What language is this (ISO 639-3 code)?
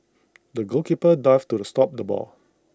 eng